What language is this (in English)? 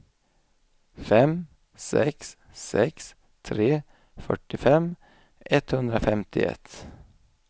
Swedish